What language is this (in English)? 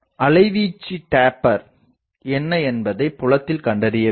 Tamil